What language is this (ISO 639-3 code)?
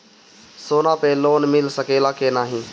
bho